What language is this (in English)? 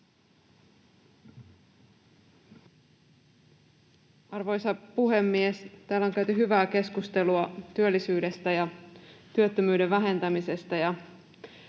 Finnish